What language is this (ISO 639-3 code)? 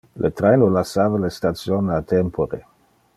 ina